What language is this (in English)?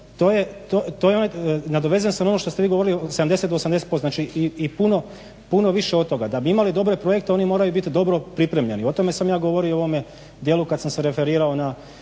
Croatian